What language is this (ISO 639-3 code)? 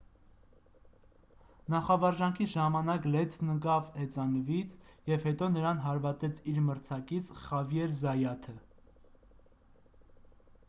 hye